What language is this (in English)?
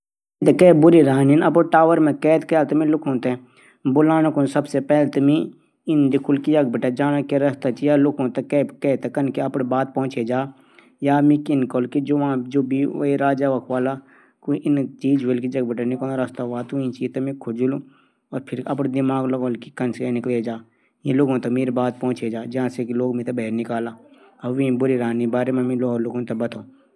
Garhwali